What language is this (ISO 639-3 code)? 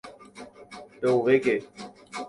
grn